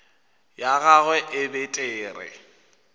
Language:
Northern Sotho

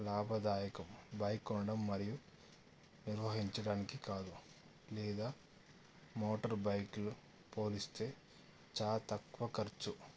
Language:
Telugu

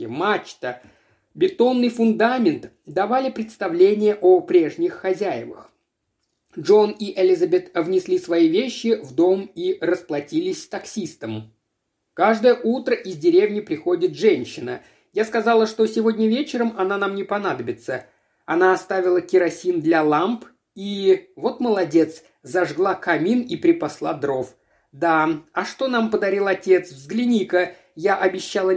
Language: Russian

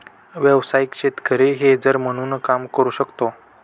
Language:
Marathi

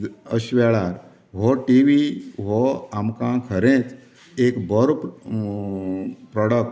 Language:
Konkani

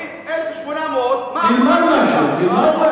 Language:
Hebrew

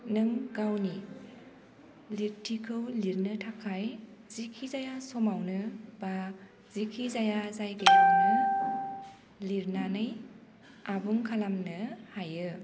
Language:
Bodo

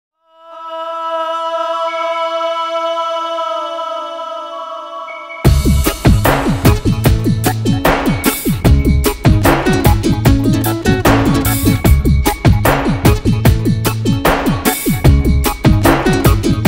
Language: Romanian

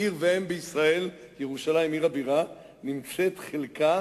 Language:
Hebrew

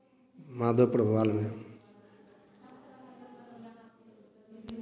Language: Hindi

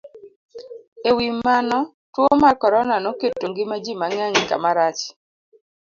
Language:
Luo (Kenya and Tanzania)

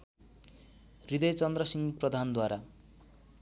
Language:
Nepali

